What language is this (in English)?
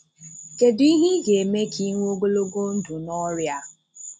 Igbo